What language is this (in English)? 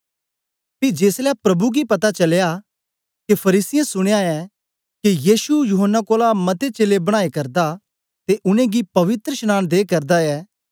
Dogri